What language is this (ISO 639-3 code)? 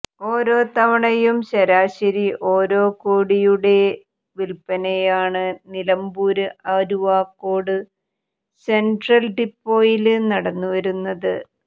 mal